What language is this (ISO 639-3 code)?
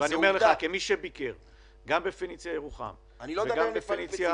heb